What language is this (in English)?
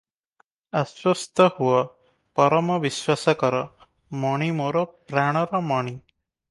Odia